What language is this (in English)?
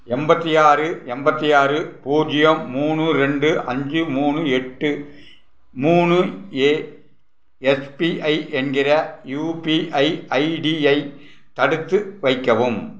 Tamil